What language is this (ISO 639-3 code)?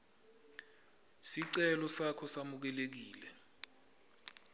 ssw